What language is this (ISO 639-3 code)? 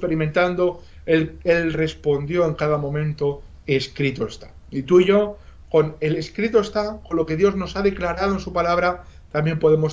spa